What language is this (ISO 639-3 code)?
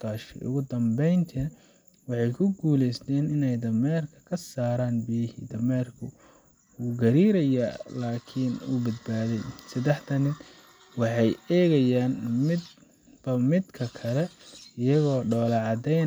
som